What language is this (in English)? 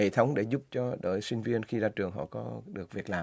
Vietnamese